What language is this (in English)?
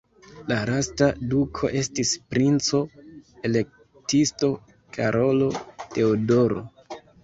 Esperanto